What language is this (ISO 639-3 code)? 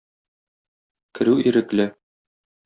tat